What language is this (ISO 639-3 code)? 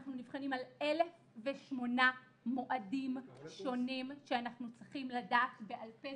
heb